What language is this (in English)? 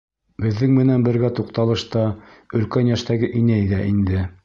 Bashkir